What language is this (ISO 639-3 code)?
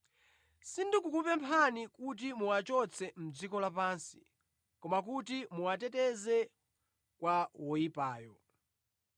nya